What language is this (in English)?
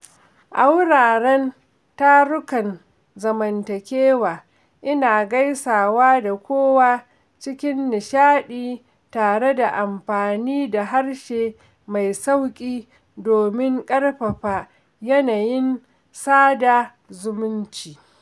Hausa